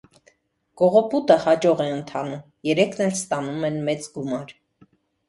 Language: Armenian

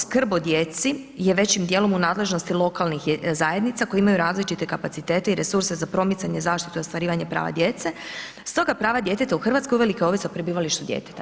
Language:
Croatian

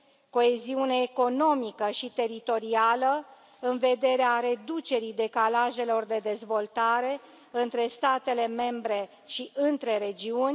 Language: Romanian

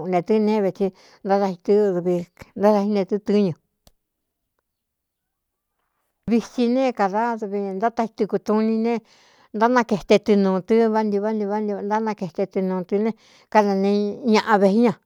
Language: Cuyamecalco Mixtec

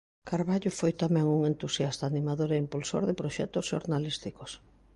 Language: Galician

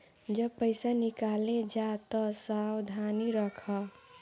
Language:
Bhojpuri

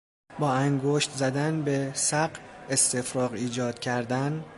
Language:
Persian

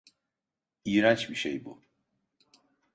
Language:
Turkish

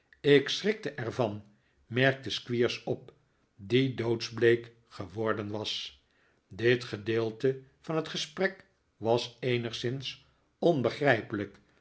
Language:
Dutch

